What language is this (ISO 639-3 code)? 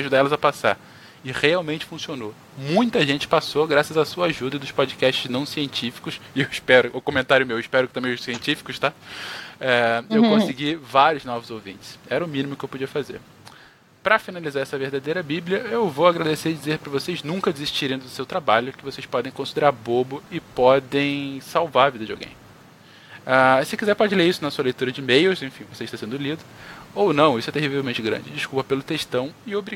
por